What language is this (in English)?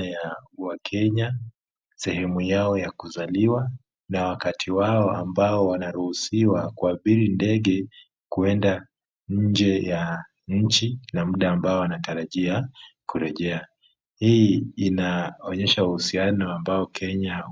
Swahili